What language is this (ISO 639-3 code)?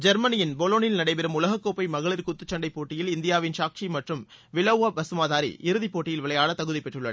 tam